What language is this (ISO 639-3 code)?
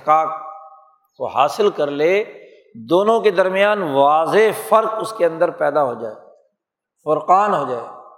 urd